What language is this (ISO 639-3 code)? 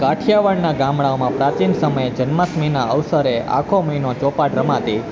guj